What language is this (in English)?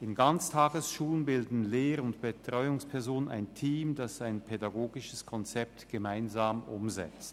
Swiss German